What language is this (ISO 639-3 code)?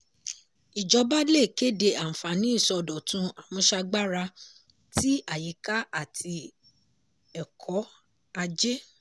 yor